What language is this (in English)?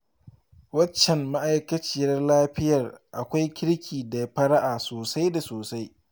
Hausa